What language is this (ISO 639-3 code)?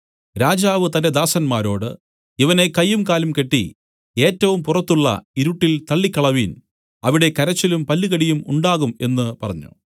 mal